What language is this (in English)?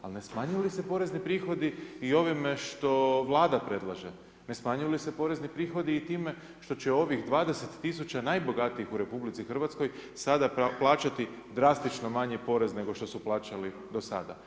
Croatian